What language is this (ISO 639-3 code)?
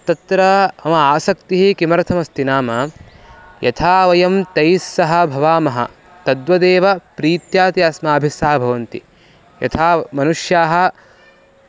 san